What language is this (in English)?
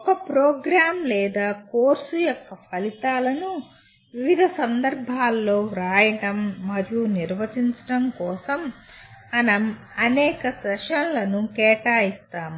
Telugu